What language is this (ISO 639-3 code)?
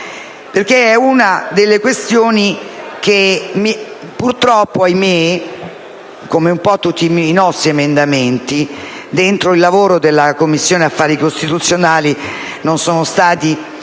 ita